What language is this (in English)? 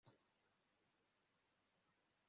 Kinyarwanda